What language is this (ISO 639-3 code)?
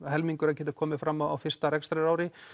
isl